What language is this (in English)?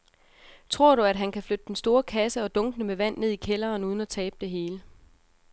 Danish